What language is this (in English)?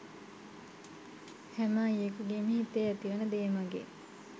Sinhala